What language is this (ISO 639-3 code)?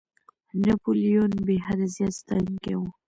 pus